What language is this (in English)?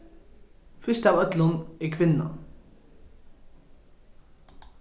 Faroese